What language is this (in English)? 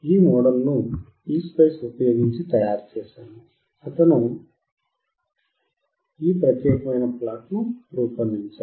Telugu